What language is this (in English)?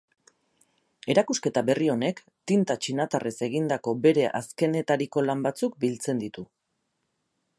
Basque